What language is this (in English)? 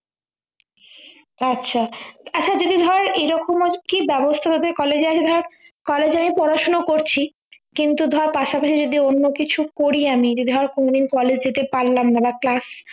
Bangla